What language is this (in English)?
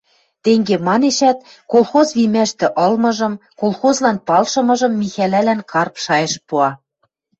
Western Mari